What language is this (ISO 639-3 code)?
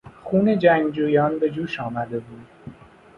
fas